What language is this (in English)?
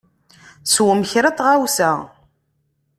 Kabyle